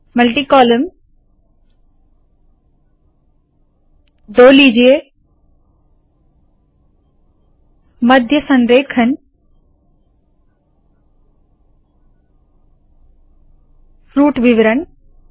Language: Hindi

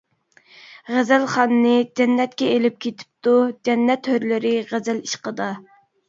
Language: Uyghur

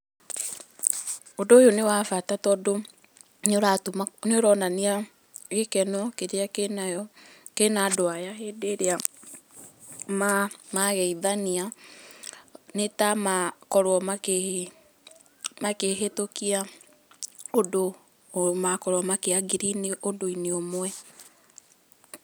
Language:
Kikuyu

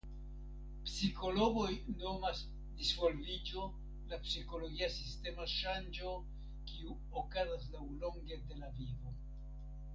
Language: Esperanto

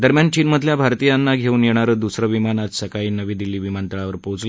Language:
Marathi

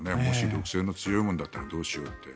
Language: Japanese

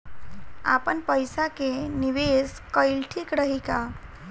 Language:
Bhojpuri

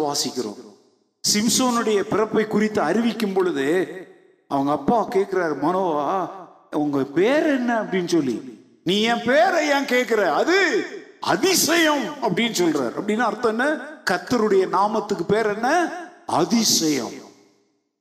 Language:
Tamil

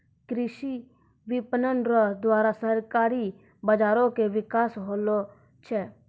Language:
Maithili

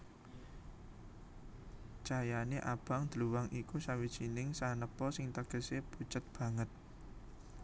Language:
Javanese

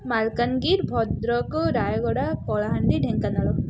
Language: Odia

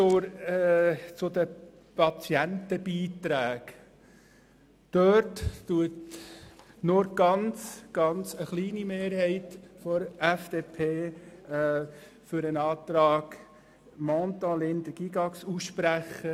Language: Swiss German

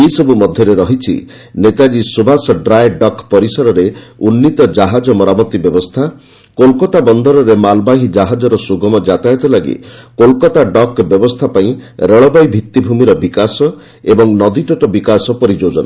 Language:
Odia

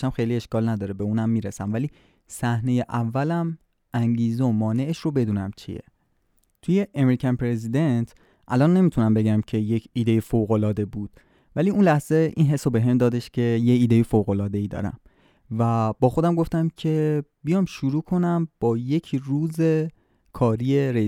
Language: Persian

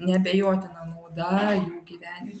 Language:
Lithuanian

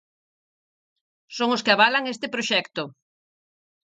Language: Galician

